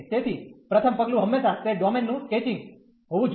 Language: Gujarati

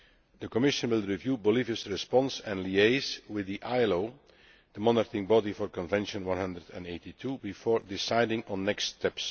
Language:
English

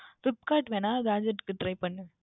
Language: Tamil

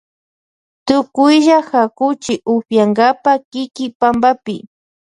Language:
Loja Highland Quichua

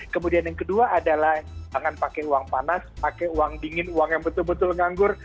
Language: Indonesian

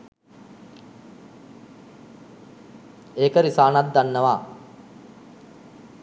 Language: Sinhala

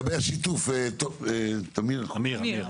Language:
Hebrew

